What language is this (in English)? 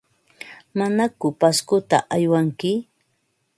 Ambo-Pasco Quechua